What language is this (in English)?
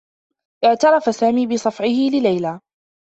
Arabic